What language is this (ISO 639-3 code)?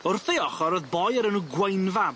cym